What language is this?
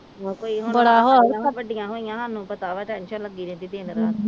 Punjabi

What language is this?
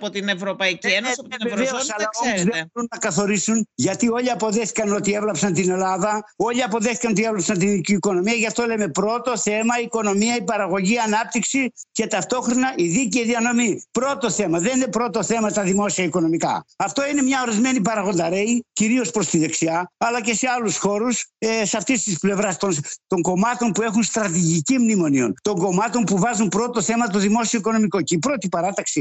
Greek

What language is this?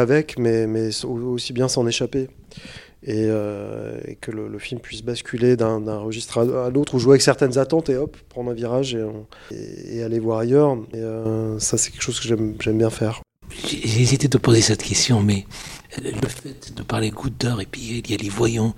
French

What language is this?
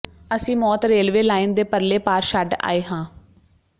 Punjabi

